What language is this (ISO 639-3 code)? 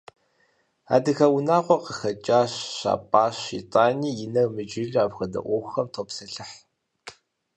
kbd